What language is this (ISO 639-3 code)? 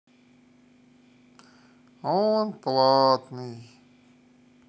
rus